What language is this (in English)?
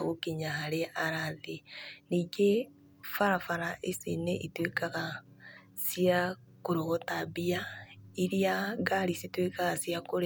Kikuyu